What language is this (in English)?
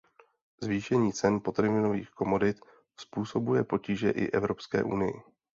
Czech